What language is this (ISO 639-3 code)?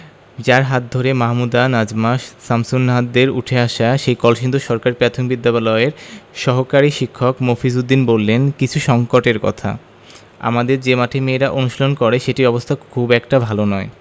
ben